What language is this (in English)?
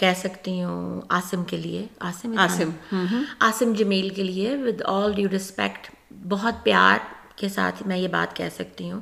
Urdu